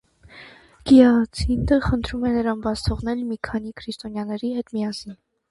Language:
Armenian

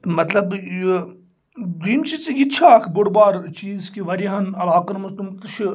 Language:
Kashmiri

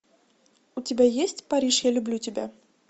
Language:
Russian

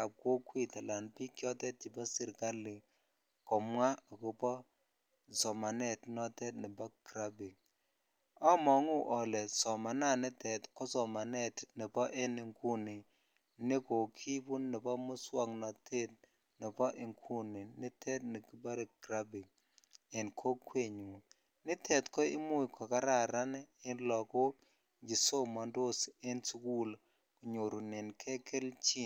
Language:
Kalenjin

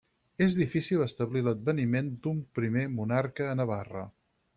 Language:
Catalan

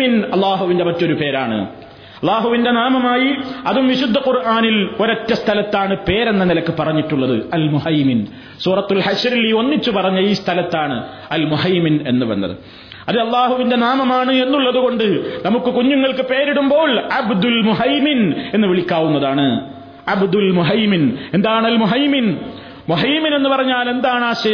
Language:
Malayalam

